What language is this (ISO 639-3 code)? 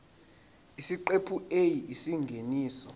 zul